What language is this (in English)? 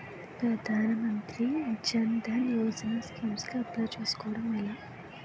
Telugu